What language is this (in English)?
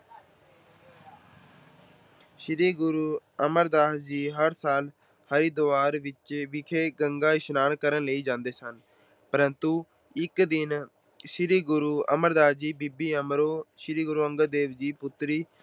Punjabi